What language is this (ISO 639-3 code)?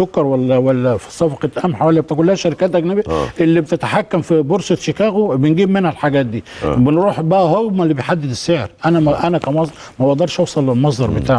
ara